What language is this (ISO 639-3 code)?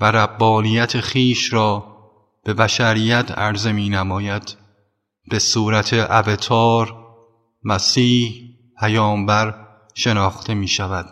fas